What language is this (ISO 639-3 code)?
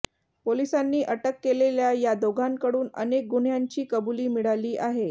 mar